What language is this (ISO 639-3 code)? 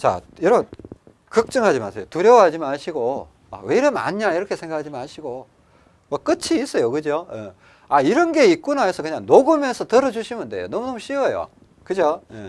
kor